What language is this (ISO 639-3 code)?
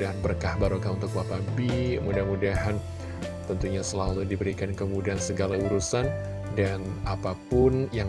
ind